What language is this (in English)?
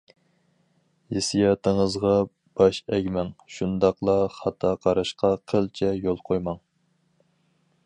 Uyghur